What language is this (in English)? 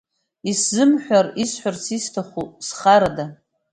Abkhazian